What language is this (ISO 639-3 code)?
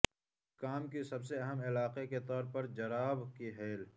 urd